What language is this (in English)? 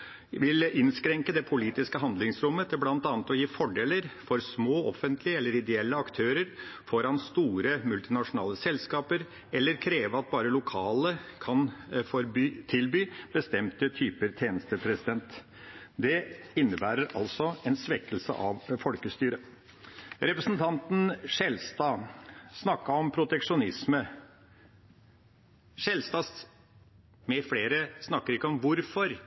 Norwegian Bokmål